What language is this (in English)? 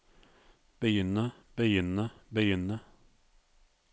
Norwegian